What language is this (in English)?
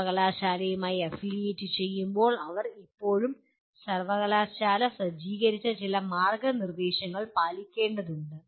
Malayalam